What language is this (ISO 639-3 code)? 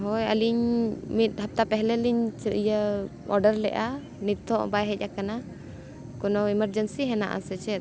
sat